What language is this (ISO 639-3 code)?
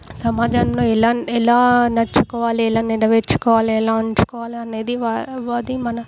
tel